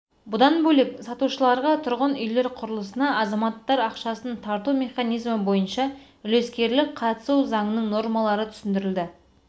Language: Kazakh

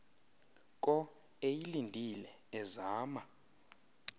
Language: Xhosa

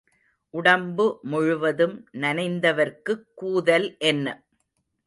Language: Tamil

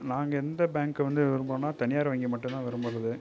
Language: Tamil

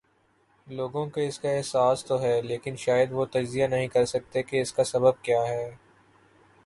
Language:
Urdu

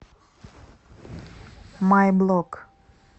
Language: Russian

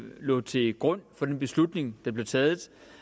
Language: Danish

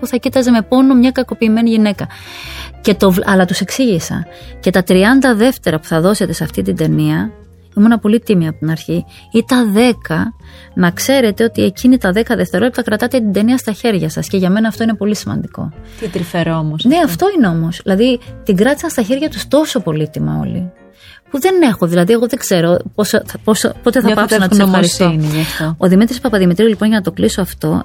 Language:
Greek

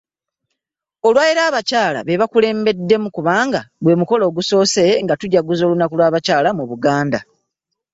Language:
Ganda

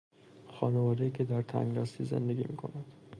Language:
Persian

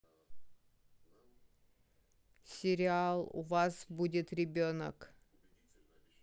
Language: Russian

